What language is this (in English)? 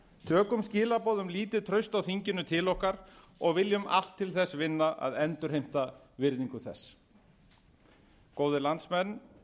Icelandic